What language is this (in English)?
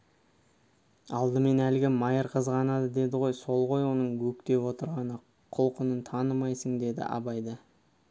Kazakh